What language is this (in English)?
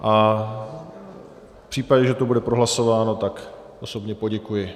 Czech